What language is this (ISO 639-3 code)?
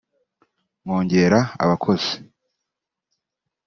kin